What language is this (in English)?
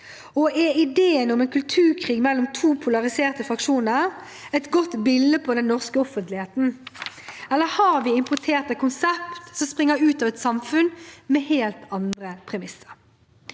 Norwegian